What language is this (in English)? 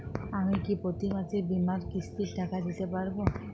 Bangla